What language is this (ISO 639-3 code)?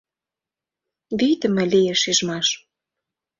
chm